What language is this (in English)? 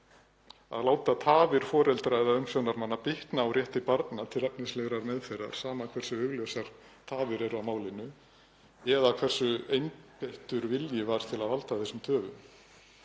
Icelandic